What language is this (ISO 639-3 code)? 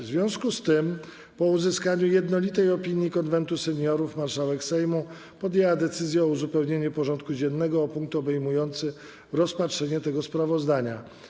pol